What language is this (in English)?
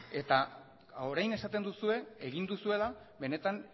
Basque